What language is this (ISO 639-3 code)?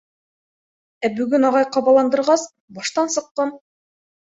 bak